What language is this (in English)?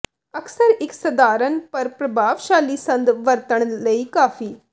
Punjabi